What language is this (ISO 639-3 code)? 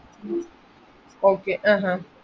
mal